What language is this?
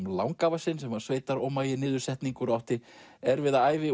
Icelandic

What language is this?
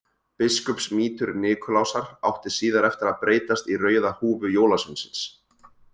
Icelandic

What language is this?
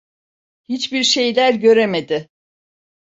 Turkish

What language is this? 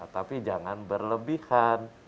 Indonesian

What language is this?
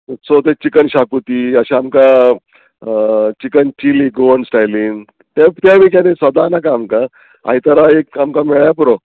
Konkani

